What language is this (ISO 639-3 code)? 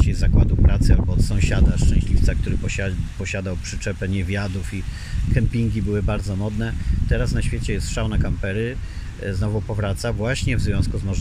pol